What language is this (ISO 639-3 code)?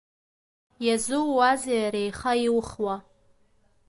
abk